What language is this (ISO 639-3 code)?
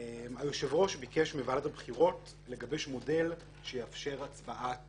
heb